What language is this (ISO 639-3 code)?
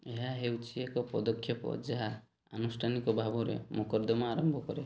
ori